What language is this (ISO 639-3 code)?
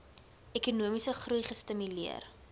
afr